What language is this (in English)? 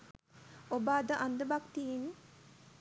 Sinhala